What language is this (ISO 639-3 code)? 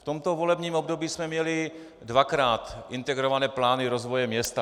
ces